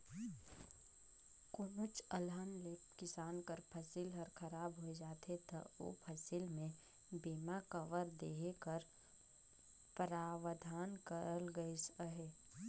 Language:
Chhattisgarhi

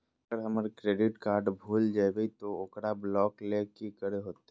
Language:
Magahi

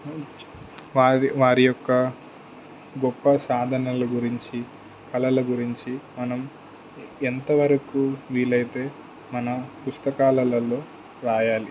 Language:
Telugu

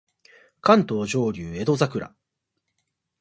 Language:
Japanese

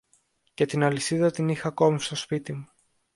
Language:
Greek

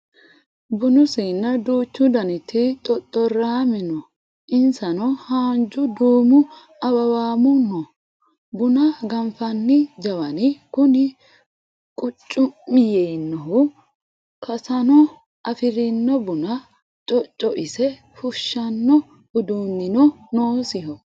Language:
Sidamo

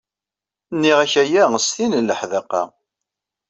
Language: Kabyle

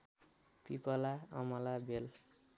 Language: Nepali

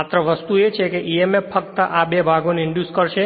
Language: Gujarati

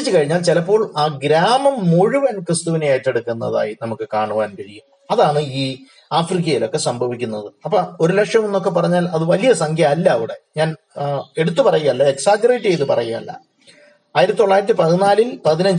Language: Malayalam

